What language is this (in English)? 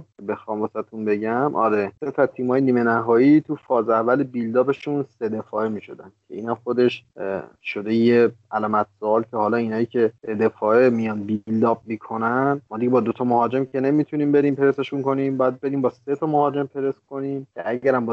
Persian